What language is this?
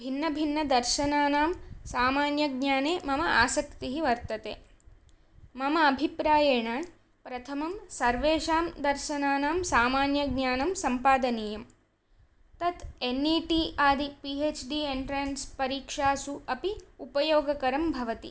Sanskrit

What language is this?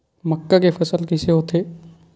Chhattisgarhi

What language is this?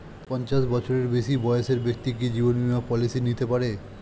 Bangla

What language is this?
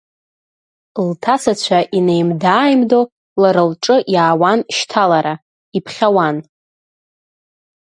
Abkhazian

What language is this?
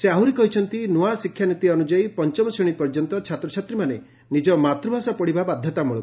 Odia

